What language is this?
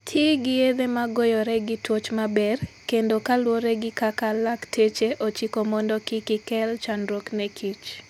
Luo (Kenya and Tanzania)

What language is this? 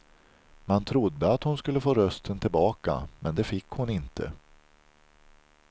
Swedish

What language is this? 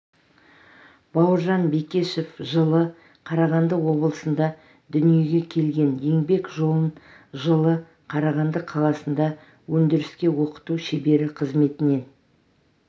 Kazakh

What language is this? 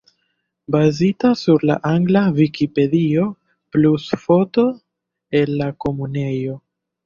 Esperanto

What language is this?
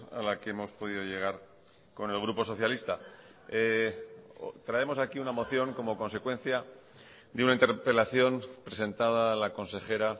Spanish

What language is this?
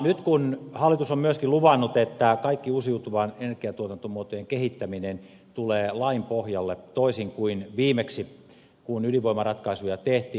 Finnish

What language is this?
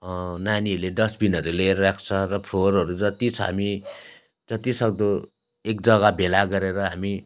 Nepali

